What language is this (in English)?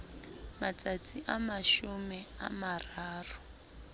Southern Sotho